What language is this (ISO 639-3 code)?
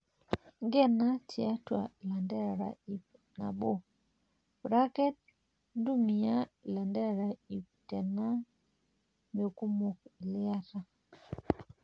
mas